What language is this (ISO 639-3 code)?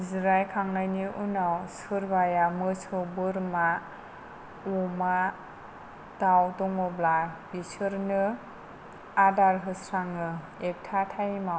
brx